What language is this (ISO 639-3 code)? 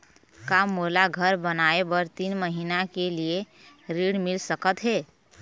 hne